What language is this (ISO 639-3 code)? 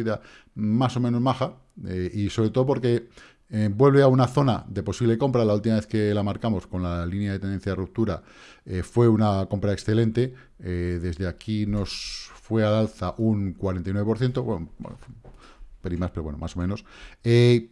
spa